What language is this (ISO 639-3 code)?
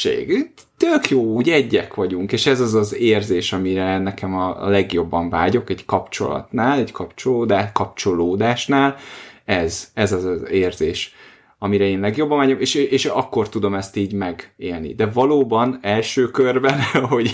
hun